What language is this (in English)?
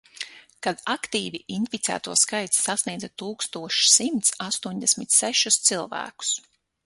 Latvian